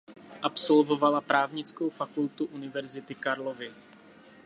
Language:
Czech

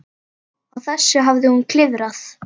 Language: Icelandic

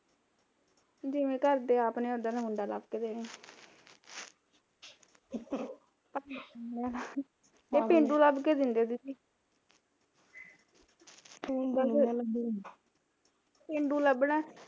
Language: Punjabi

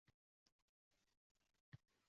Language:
Uzbek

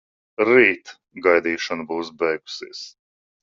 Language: Latvian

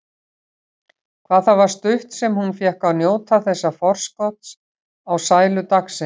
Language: Icelandic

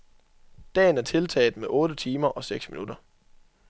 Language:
Danish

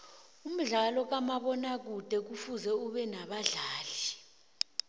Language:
South Ndebele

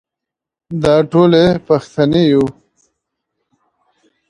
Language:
Pashto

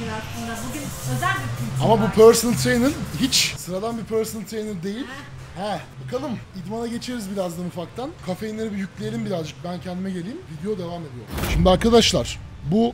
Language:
Turkish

